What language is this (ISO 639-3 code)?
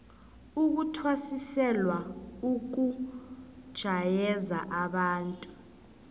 nbl